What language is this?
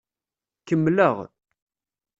Kabyle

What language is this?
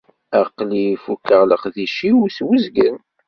Kabyle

